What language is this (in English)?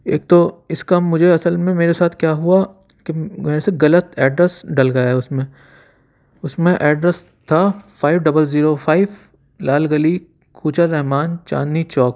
Urdu